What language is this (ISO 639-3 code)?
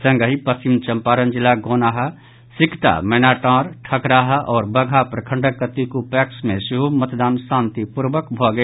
mai